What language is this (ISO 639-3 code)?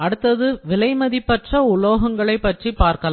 tam